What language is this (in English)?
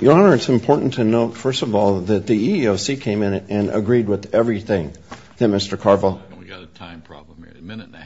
English